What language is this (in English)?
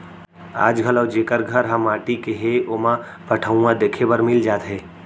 Chhattisgarhi